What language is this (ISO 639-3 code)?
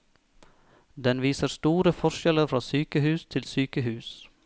nor